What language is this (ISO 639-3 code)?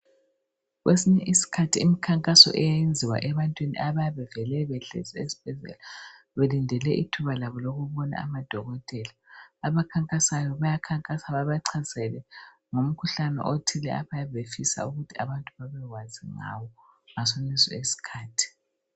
nde